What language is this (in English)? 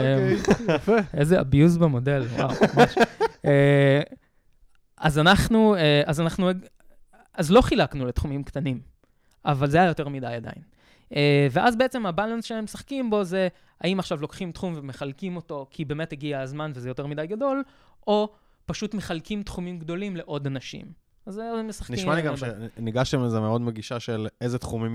Hebrew